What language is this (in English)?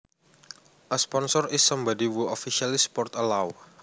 Javanese